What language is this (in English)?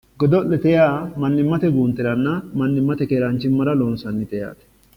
Sidamo